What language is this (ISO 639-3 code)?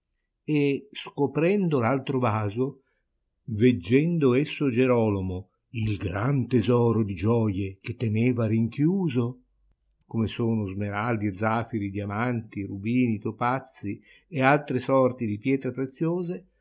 ita